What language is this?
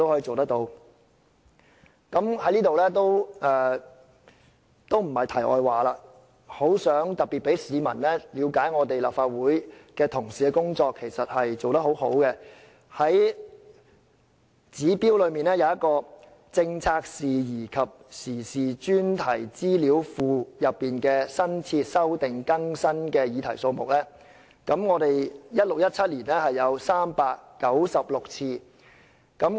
Cantonese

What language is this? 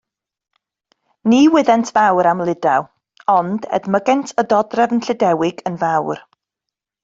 Welsh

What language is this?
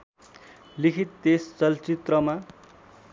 Nepali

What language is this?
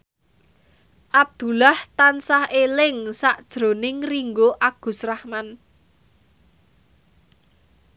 Javanese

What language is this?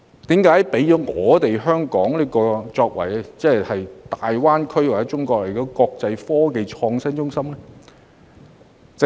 Cantonese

